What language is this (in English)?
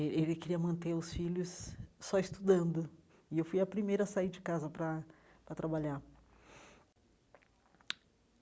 Portuguese